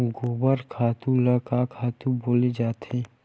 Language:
Chhattisgarhi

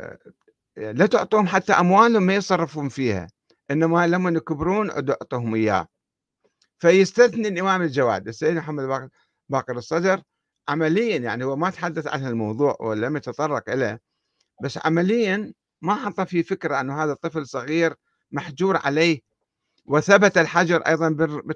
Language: Arabic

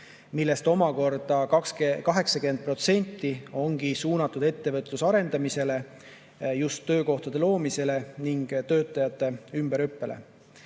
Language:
Estonian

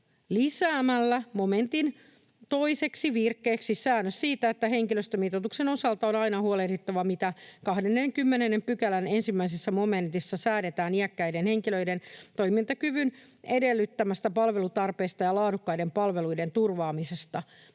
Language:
Finnish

